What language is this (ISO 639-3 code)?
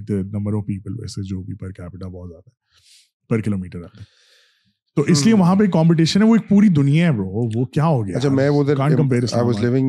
urd